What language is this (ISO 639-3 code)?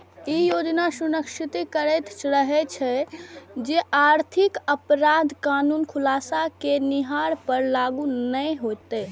mai